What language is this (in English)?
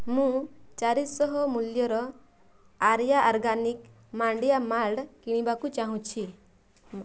Odia